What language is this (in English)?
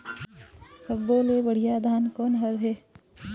Chhattisgarhi